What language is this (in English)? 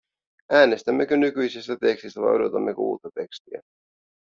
Finnish